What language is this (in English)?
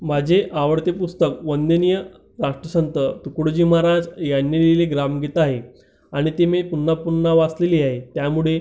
Marathi